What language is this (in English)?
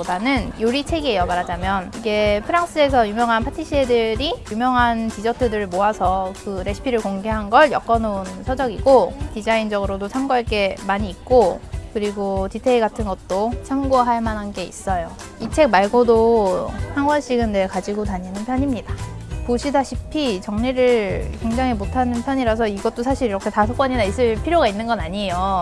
Korean